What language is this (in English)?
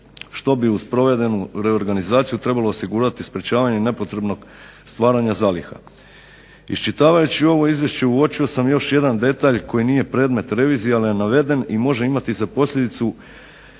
Croatian